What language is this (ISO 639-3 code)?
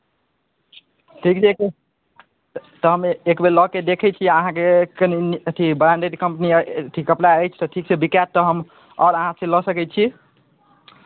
mai